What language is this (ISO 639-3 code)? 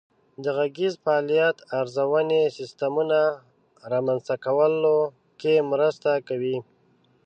pus